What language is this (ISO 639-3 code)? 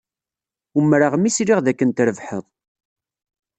kab